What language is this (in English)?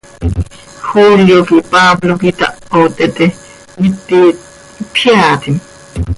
Seri